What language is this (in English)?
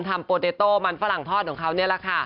Thai